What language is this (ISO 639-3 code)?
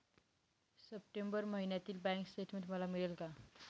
mar